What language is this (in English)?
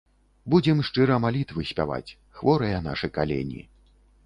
Belarusian